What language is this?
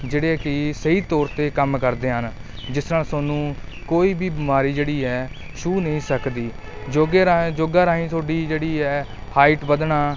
Punjabi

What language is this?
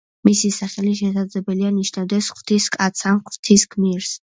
Georgian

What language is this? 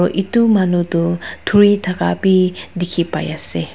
Naga Pidgin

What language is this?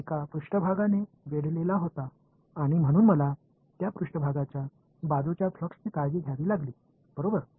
Tamil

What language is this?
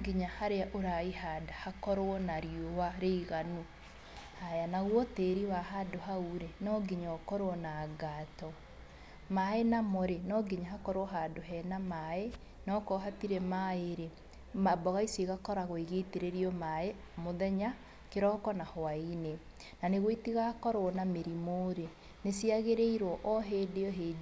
Kikuyu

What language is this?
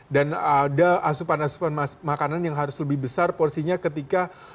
Indonesian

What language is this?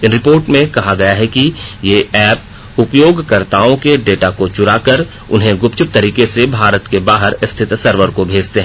Hindi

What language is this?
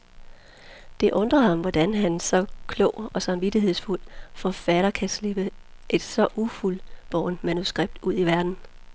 Danish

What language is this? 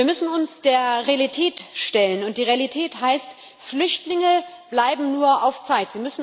German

